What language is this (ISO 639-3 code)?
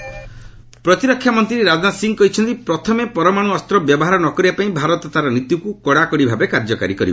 ori